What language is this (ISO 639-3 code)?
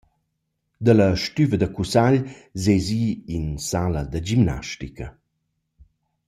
roh